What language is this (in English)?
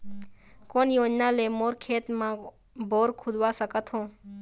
Chhattisgarhi